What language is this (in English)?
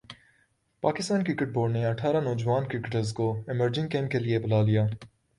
Urdu